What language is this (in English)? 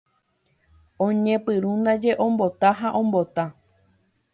Guarani